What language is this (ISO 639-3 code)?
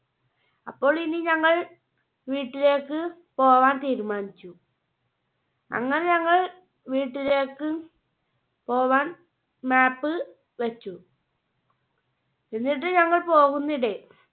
mal